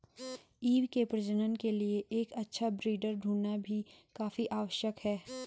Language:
Hindi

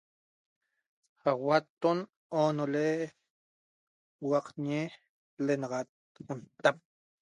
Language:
Toba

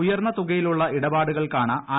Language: Malayalam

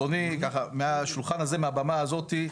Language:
Hebrew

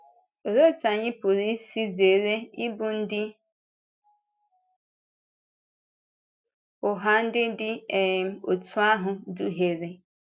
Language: Igbo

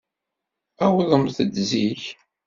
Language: Kabyle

